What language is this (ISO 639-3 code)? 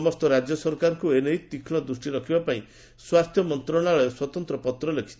ori